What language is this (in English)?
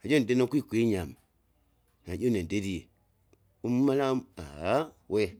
Kinga